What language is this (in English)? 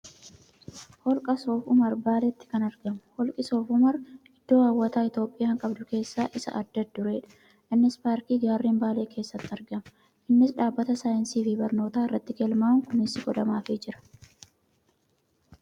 Oromo